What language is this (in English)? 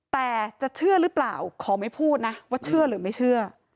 Thai